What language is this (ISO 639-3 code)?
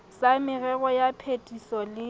sot